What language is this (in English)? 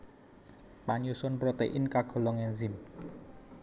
Javanese